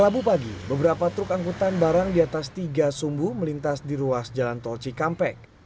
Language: Indonesian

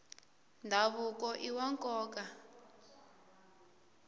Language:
Tsonga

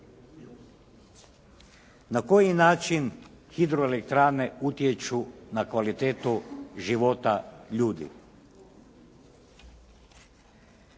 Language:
Croatian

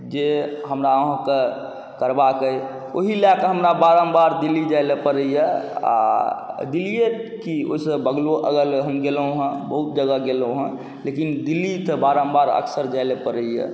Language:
Maithili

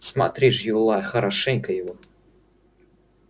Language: Russian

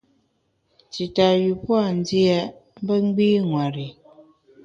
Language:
Bamun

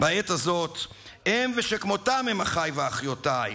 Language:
Hebrew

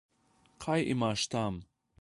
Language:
Slovenian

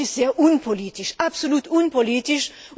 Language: German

